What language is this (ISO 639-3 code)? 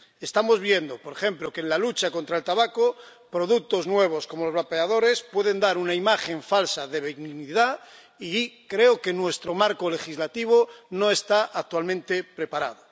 spa